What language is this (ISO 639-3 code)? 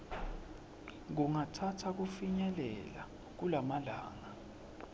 ssw